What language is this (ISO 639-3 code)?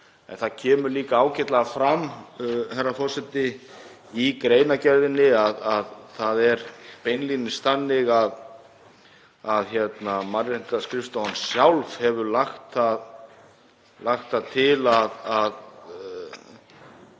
isl